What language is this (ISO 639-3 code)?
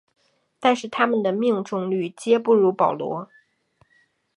zho